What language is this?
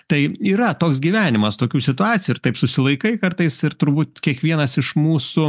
Lithuanian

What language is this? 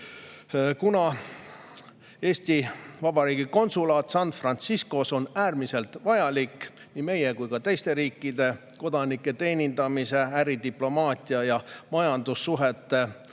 Estonian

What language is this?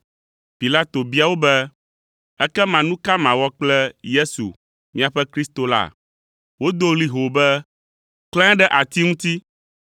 Ewe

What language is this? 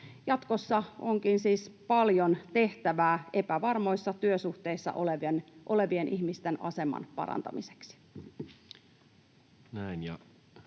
Finnish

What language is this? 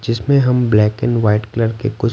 Hindi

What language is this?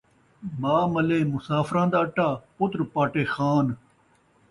Saraiki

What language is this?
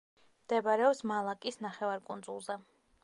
Georgian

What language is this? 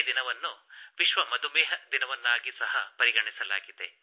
Kannada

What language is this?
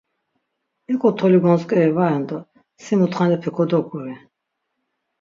Laz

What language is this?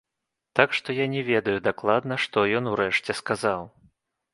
Belarusian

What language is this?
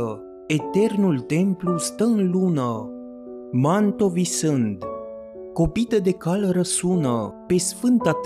Romanian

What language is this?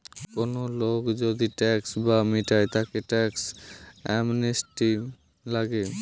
Bangla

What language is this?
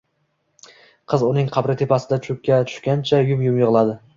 Uzbek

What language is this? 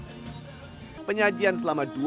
Indonesian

